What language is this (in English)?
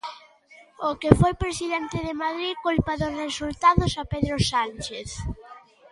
Galician